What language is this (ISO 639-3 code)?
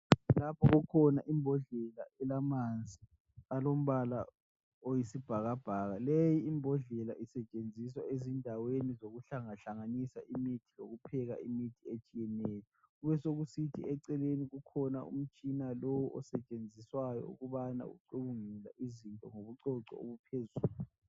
nde